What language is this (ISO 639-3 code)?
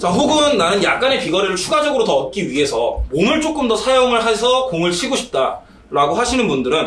kor